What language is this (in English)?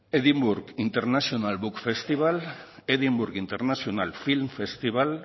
Basque